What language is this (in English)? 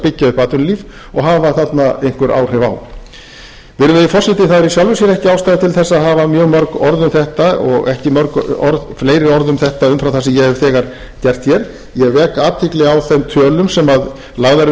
Icelandic